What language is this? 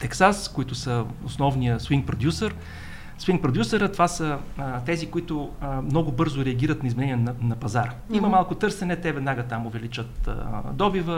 Bulgarian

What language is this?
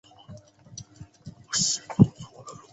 Chinese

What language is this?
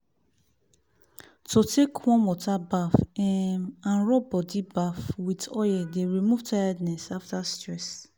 Nigerian Pidgin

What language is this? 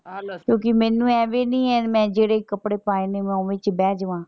Punjabi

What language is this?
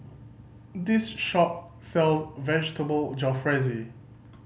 English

